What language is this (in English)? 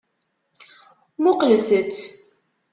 Kabyle